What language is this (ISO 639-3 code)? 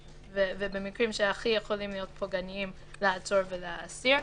heb